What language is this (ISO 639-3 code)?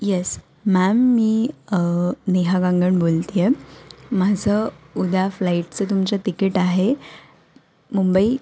mar